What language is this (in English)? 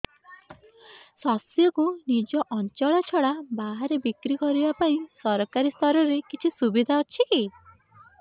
Odia